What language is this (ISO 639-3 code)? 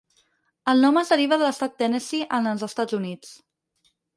cat